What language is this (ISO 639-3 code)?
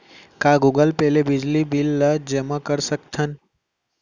hne